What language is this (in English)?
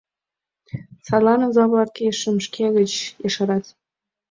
Mari